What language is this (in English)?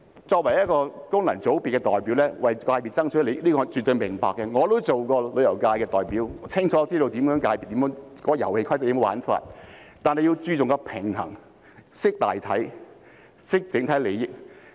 Cantonese